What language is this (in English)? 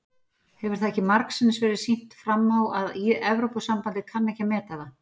Icelandic